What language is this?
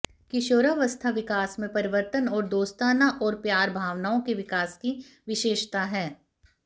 Hindi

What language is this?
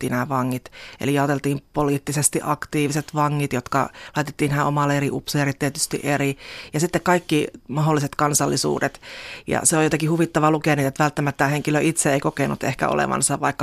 Finnish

